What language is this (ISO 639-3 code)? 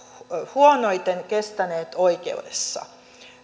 fin